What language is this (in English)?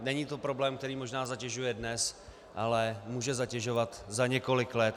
Czech